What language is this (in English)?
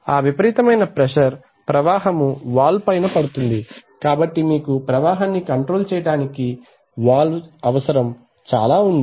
Telugu